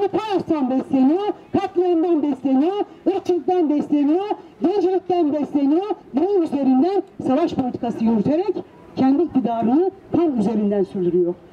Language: Turkish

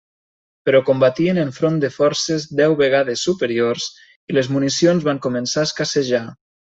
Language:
Catalan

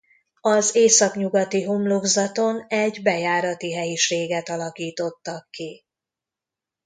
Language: Hungarian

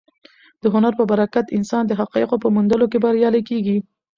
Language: Pashto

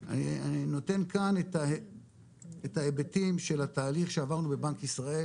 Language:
Hebrew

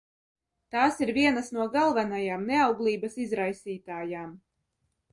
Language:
Latvian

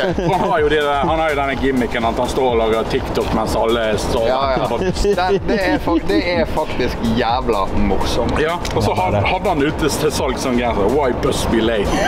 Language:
Norwegian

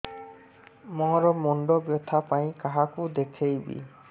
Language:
Odia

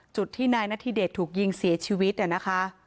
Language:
Thai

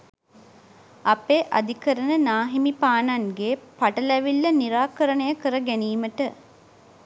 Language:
Sinhala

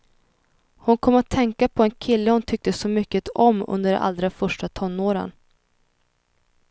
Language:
Swedish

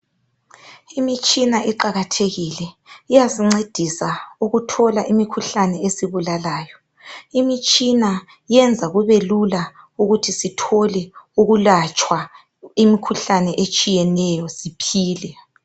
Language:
North Ndebele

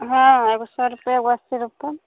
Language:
Maithili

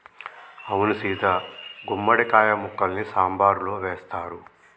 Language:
Telugu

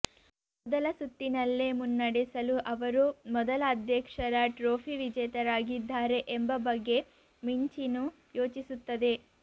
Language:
Kannada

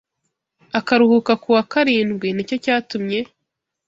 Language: Kinyarwanda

